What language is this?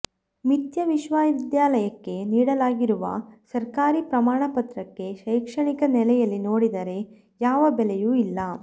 Kannada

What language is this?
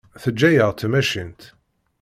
Kabyle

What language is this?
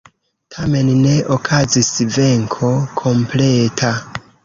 Esperanto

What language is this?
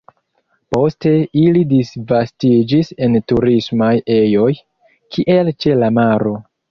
Esperanto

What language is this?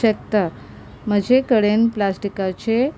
Konkani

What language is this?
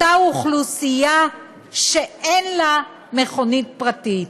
Hebrew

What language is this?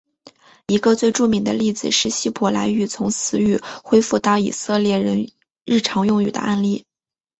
Chinese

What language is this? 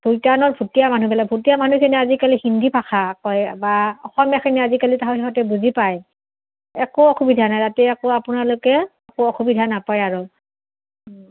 Assamese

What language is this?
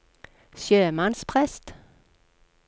Norwegian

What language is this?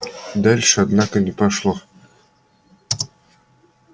Russian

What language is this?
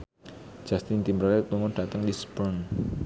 Javanese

